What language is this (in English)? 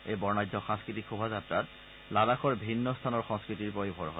Assamese